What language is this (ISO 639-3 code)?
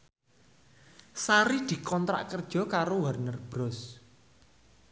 jav